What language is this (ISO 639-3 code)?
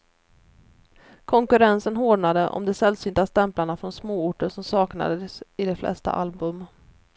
swe